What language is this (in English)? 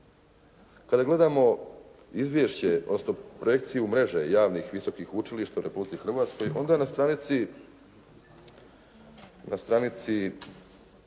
Croatian